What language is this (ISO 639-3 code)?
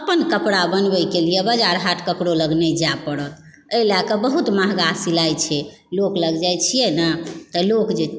mai